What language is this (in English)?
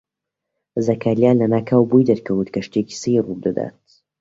Central Kurdish